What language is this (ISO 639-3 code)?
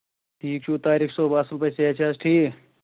kas